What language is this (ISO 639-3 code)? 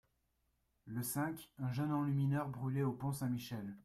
fra